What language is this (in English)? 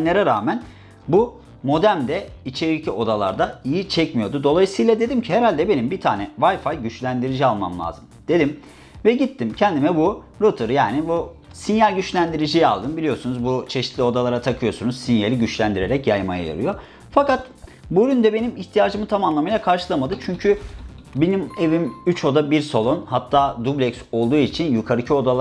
Turkish